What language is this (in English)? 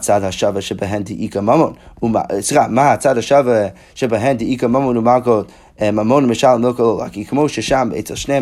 Hebrew